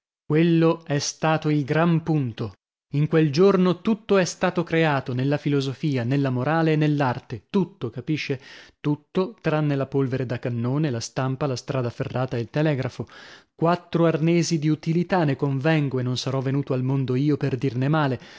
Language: Italian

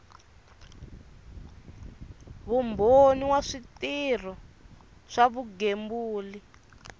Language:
Tsonga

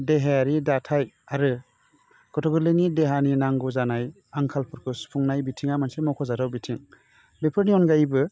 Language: Bodo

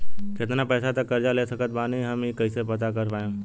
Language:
Bhojpuri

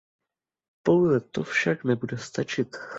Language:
Czech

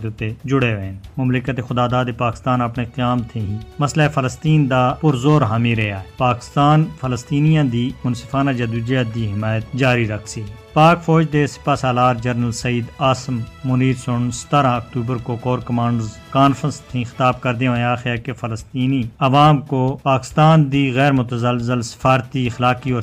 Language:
Urdu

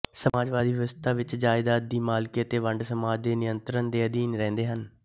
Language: Punjabi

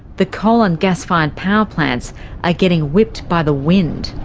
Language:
English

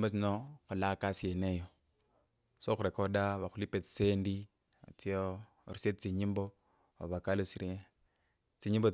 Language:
Kabras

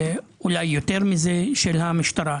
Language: Hebrew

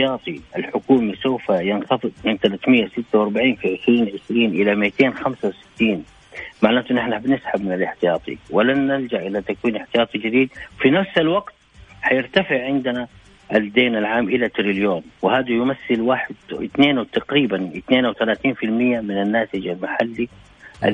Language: Arabic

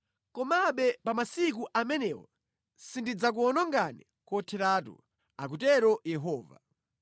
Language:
Nyanja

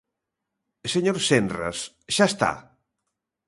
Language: Galician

